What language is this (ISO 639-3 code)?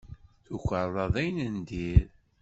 kab